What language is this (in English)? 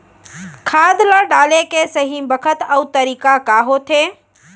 Chhattisgarhi